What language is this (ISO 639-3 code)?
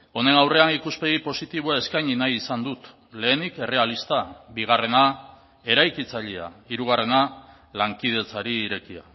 eus